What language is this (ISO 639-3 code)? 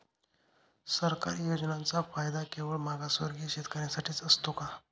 mar